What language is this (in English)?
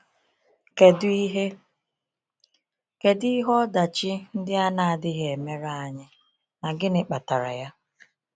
Igbo